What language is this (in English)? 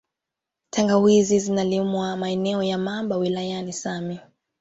Swahili